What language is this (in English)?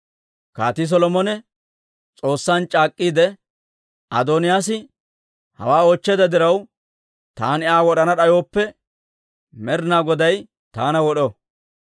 Dawro